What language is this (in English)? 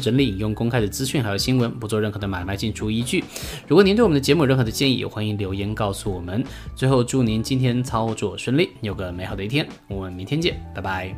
Chinese